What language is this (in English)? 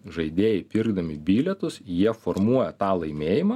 Lithuanian